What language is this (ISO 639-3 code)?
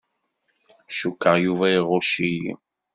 kab